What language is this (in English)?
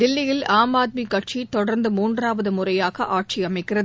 Tamil